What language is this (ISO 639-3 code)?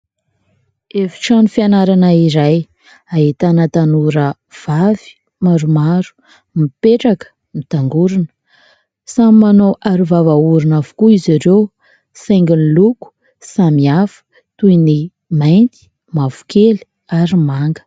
mlg